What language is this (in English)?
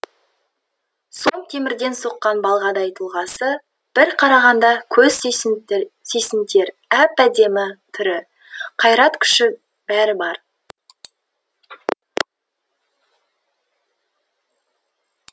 Kazakh